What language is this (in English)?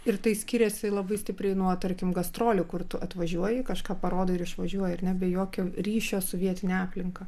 Lithuanian